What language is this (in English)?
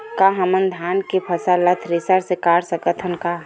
Chhattisgarhi